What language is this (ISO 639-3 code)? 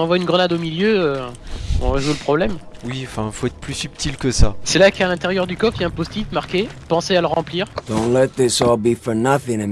fra